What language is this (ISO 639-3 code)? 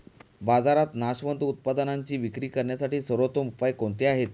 mar